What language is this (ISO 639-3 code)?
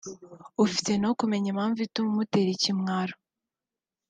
kin